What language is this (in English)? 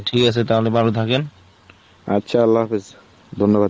Bangla